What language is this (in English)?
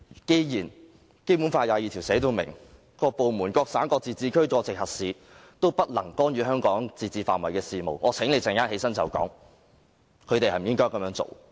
Cantonese